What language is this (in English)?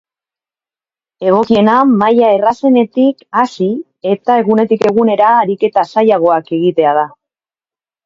Basque